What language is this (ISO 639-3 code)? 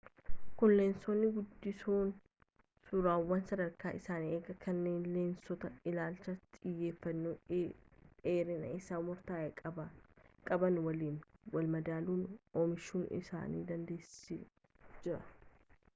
orm